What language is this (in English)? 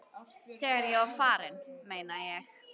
Icelandic